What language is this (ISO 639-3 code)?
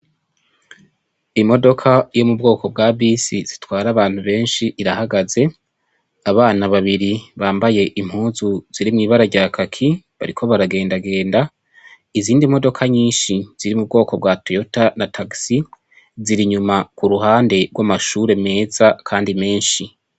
run